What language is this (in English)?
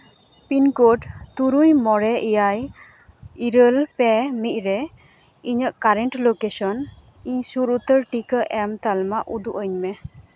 Santali